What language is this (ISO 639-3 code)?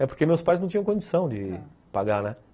por